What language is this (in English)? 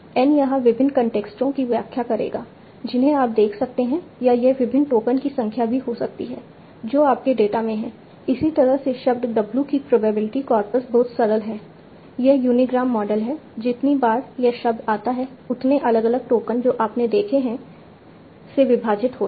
Hindi